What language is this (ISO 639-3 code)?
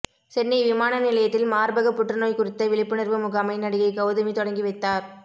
tam